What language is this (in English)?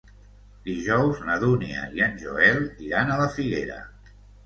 Catalan